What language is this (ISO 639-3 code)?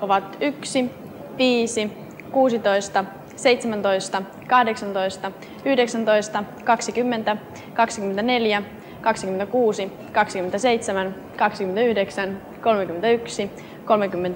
fin